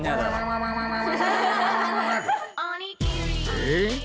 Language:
Japanese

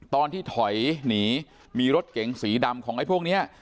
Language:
Thai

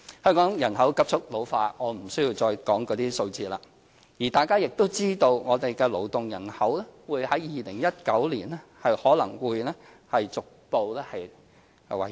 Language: Cantonese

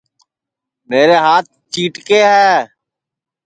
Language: Sansi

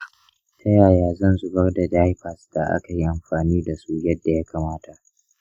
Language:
Hausa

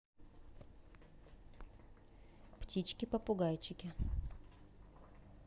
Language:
Russian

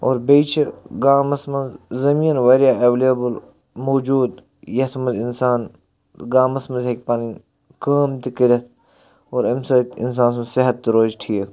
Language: Kashmiri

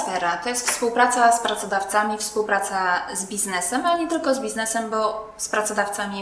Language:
Polish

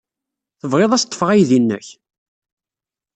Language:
Kabyle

